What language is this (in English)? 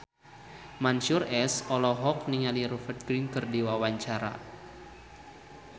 Sundanese